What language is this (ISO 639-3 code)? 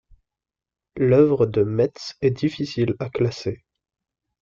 fra